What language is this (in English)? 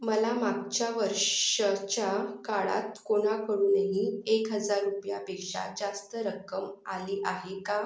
Marathi